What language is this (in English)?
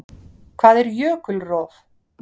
Icelandic